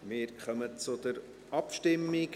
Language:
Swiss German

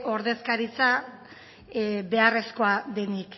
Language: Basque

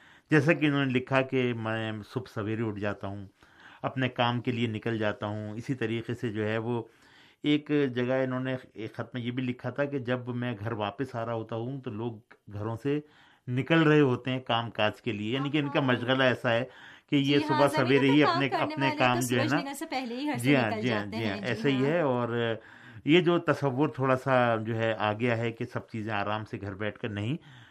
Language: Urdu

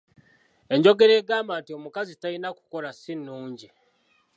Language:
Ganda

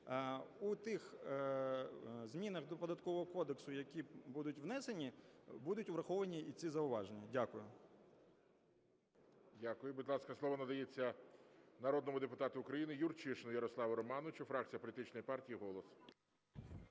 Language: Ukrainian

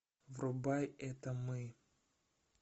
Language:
Russian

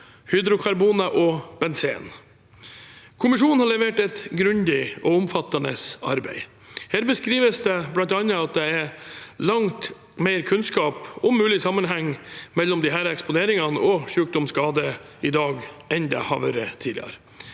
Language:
Norwegian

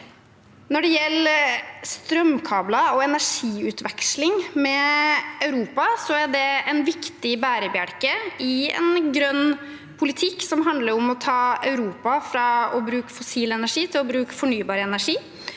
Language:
Norwegian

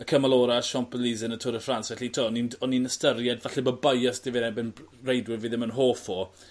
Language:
Welsh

